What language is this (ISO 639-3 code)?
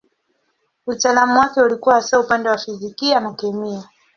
swa